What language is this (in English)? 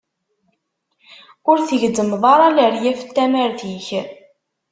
Kabyle